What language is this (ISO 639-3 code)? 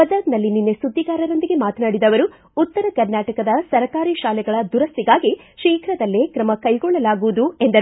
kan